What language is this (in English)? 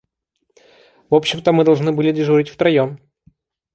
Russian